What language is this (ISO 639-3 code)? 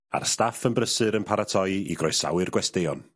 cym